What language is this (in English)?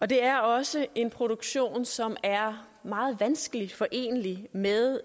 Danish